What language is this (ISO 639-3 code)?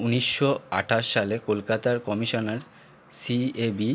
ben